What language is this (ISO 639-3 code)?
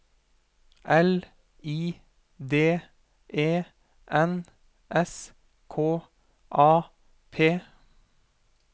nor